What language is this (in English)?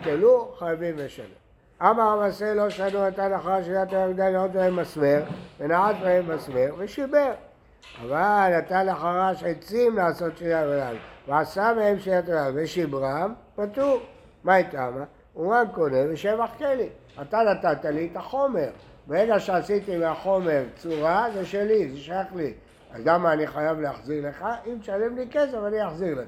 Hebrew